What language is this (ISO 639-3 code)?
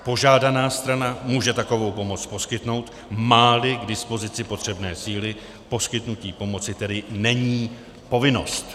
ces